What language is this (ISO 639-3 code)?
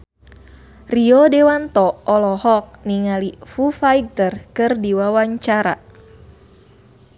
sun